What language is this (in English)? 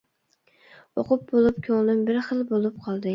Uyghur